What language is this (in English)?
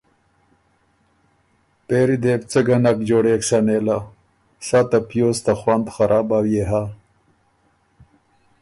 Ormuri